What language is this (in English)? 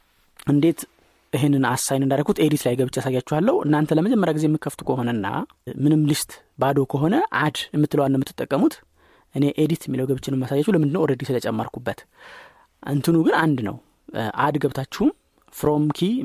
Amharic